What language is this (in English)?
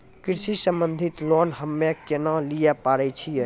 Maithili